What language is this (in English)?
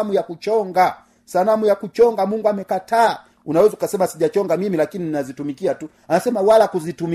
Swahili